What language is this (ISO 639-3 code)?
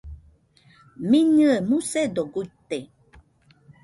hux